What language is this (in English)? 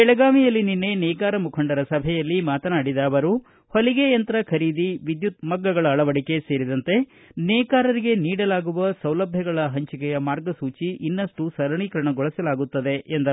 Kannada